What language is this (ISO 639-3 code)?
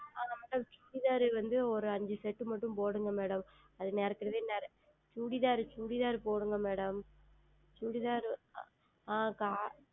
tam